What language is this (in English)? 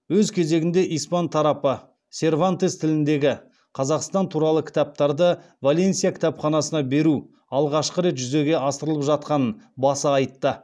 Kazakh